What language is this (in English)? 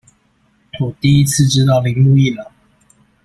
Chinese